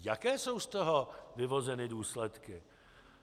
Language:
Czech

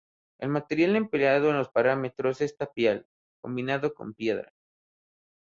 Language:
Spanish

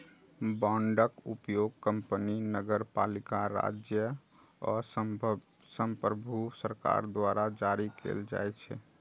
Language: Maithili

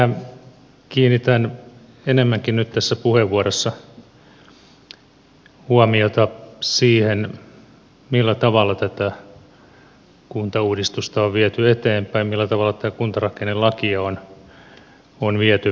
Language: Finnish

